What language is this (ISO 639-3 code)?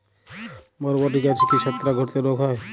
ben